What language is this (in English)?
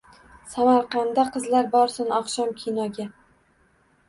Uzbek